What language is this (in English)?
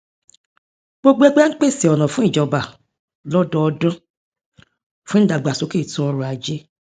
Yoruba